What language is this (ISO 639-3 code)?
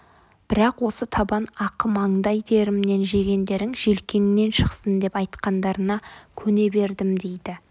kaz